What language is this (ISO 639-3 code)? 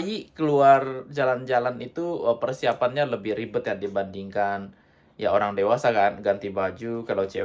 ind